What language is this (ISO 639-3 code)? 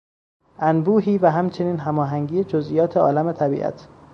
fas